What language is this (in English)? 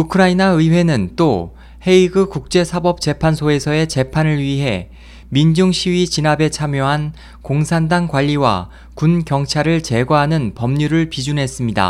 Korean